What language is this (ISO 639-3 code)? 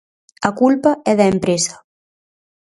glg